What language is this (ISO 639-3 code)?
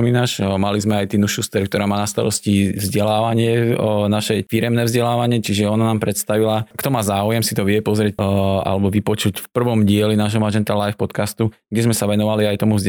slk